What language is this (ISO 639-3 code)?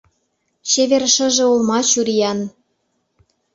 chm